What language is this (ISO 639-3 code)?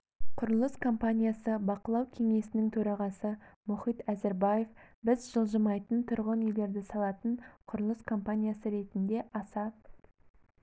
kaz